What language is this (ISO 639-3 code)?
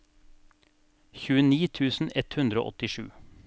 nor